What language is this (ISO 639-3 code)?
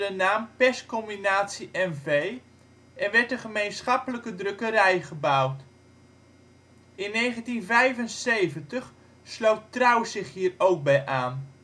nld